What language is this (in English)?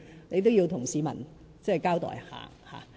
Cantonese